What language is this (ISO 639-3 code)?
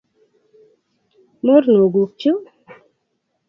kln